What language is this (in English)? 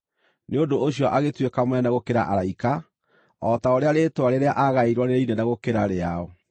Kikuyu